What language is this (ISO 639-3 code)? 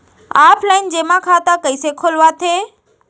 hne